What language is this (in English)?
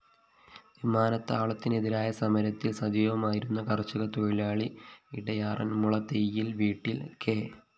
Malayalam